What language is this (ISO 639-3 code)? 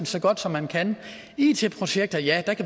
dan